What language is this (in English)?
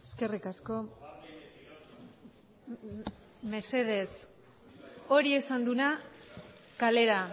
Basque